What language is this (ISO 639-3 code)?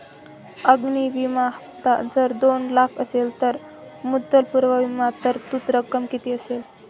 mar